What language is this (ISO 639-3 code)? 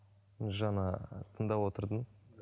kaz